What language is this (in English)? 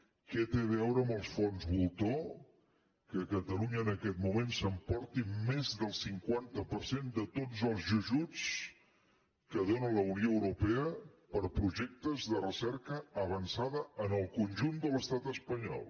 Catalan